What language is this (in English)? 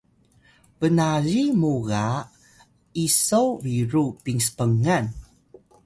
Atayal